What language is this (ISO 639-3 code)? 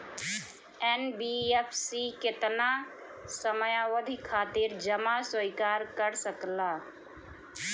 bho